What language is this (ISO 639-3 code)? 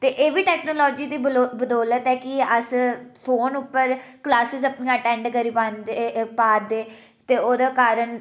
doi